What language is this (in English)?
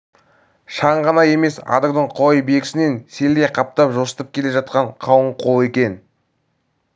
Kazakh